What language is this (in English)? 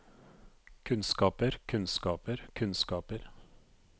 Norwegian